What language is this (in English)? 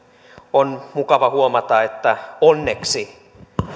Finnish